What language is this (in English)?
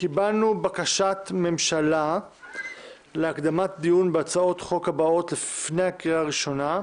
Hebrew